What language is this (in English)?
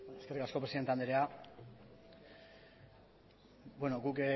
Basque